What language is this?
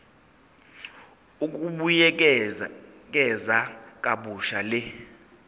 Zulu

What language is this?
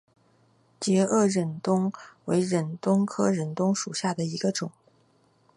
Chinese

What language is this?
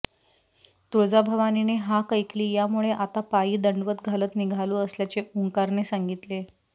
Marathi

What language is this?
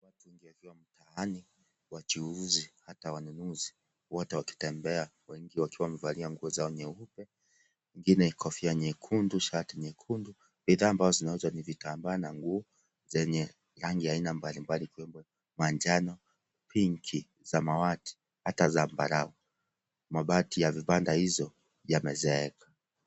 Swahili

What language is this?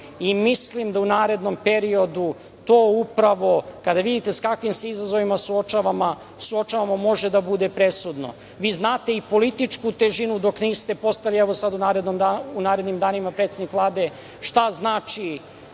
Serbian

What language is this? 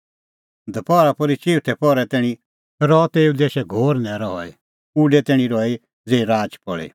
Kullu Pahari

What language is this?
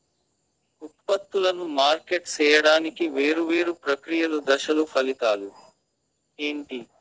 Telugu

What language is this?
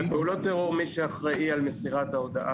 Hebrew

